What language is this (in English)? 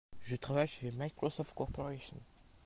French